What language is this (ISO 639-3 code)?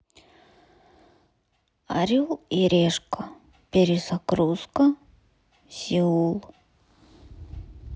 rus